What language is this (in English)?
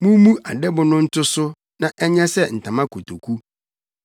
Akan